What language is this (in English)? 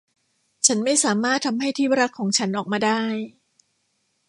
Thai